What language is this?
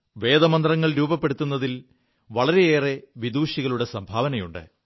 Malayalam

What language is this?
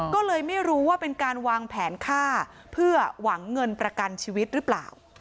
Thai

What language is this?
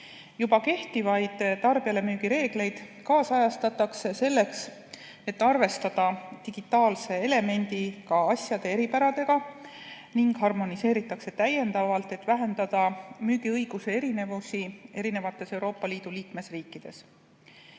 Estonian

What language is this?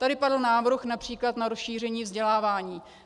Czech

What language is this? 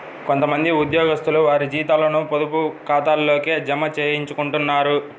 Telugu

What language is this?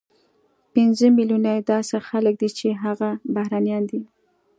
Pashto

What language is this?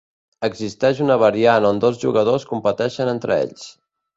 Catalan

